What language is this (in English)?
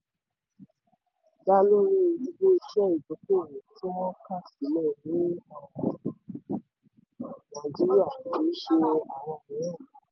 Yoruba